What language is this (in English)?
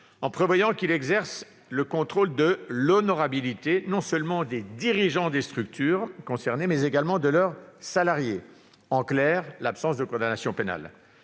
French